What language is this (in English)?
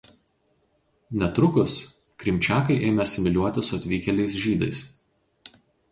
Lithuanian